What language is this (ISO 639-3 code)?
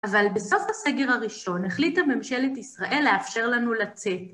heb